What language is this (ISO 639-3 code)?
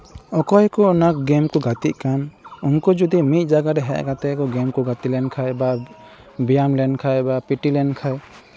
sat